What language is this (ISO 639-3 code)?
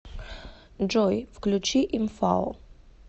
rus